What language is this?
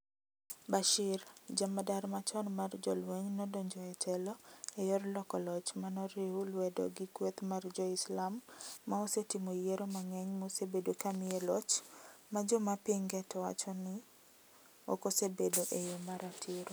Luo (Kenya and Tanzania)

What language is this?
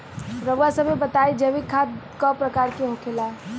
Bhojpuri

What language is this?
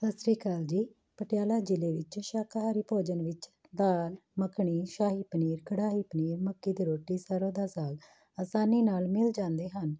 Punjabi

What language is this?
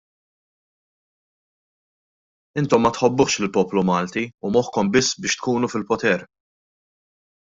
Maltese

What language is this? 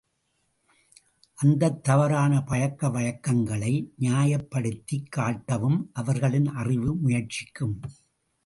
Tamil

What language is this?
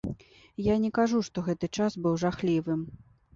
Belarusian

